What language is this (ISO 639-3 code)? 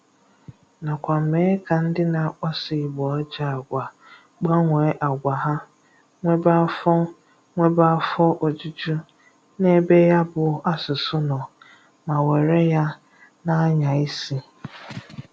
ibo